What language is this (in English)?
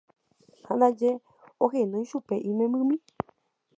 Guarani